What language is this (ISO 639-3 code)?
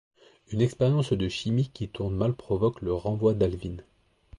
fra